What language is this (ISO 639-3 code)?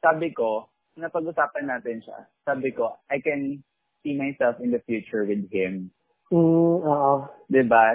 fil